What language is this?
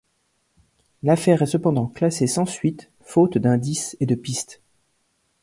French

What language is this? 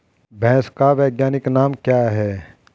Hindi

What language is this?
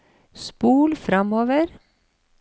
Norwegian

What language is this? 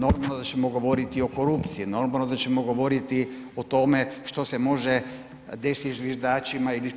Croatian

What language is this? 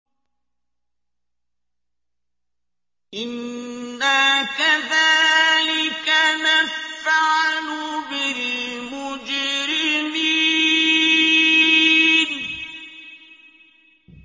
Arabic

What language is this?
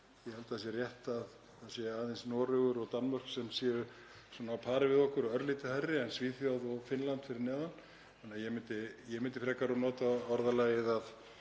Icelandic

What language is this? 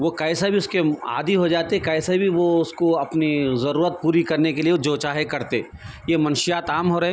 Urdu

